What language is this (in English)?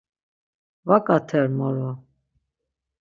Laz